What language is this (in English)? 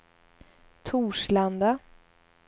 Swedish